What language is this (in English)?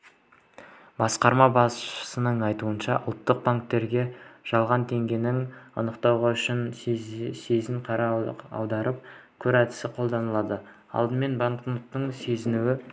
Kazakh